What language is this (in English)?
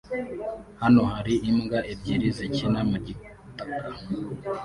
Kinyarwanda